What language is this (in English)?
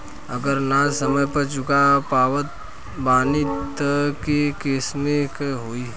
Bhojpuri